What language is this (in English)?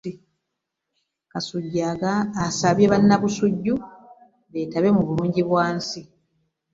Ganda